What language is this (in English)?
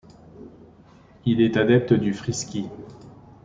French